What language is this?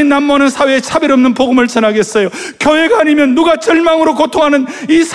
Korean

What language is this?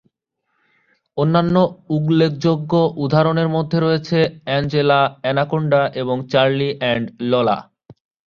Bangla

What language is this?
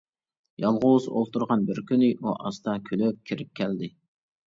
Uyghur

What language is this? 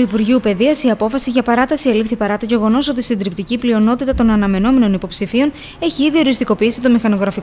Greek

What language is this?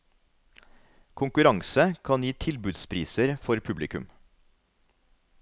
Norwegian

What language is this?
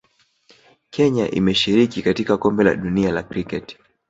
Swahili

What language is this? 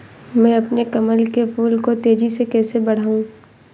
Hindi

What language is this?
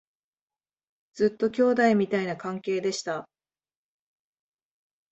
Japanese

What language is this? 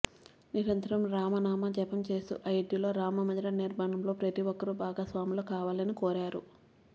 Telugu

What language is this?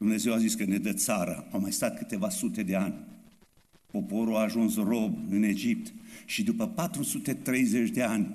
Romanian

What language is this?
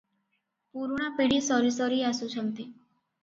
Odia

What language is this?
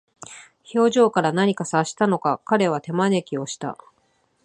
Japanese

